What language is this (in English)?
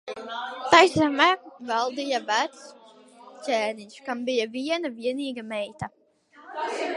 Latvian